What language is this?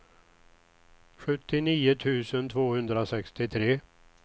Swedish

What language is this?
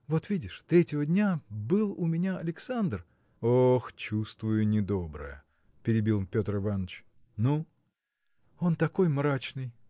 Russian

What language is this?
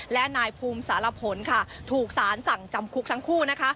Thai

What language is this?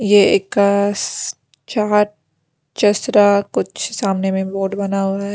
Hindi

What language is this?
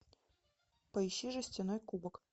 Russian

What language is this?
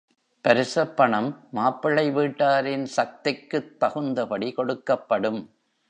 Tamil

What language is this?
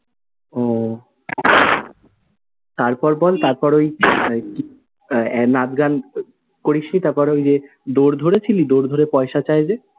Bangla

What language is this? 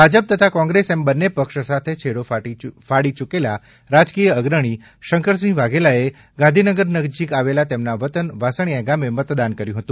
Gujarati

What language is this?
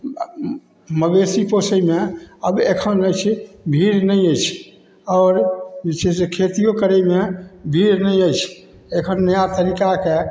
Maithili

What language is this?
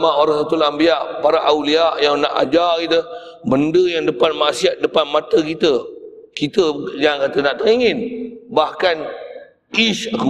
Malay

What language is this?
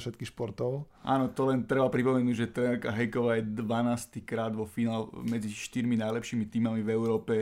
Slovak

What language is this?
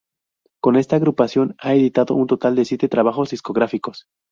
Spanish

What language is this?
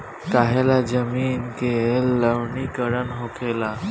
Bhojpuri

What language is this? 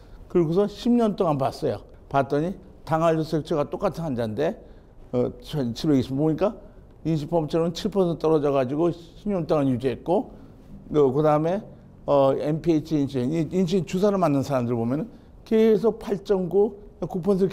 Korean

